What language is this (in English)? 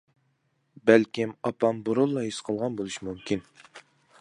Uyghur